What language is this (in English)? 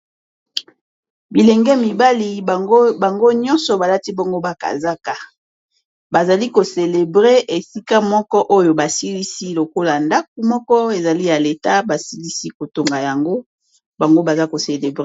Lingala